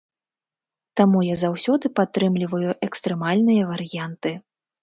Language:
Belarusian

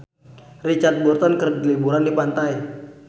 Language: Sundanese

